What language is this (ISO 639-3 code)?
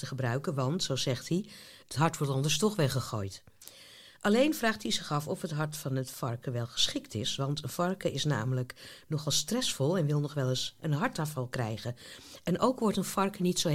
nld